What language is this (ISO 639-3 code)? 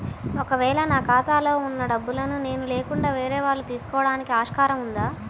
tel